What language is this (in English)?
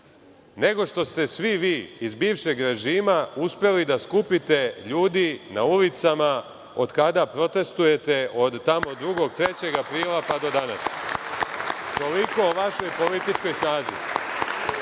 Serbian